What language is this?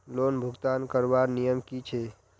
Magahi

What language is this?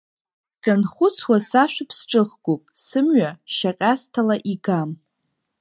Abkhazian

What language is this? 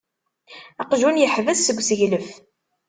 Kabyle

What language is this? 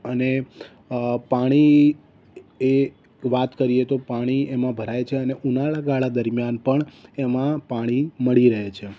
Gujarati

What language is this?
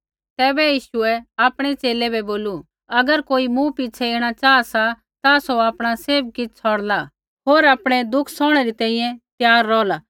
Kullu Pahari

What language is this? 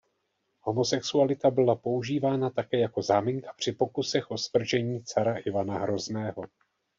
Czech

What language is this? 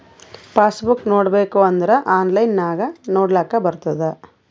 Kannada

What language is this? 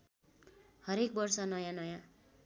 Nepali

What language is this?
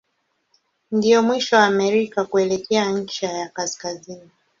Swahili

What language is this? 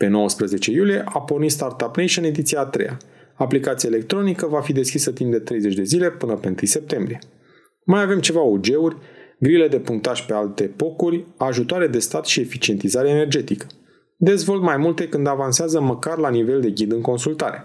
Romanian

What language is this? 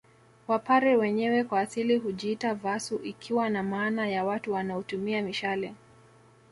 Swahili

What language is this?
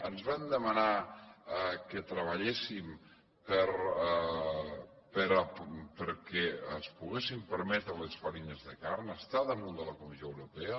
Catalan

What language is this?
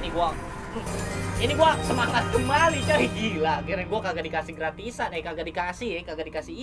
Indonesian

